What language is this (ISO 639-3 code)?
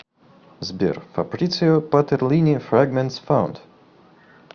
rus